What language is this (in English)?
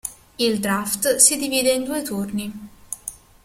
Italian